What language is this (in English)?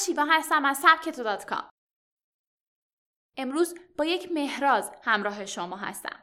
Persian